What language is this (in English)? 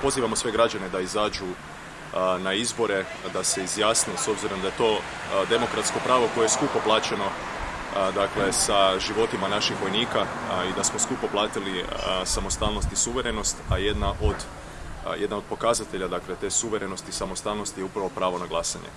Croatian